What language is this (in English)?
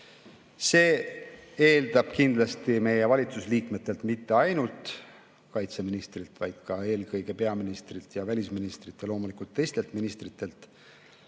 Estonian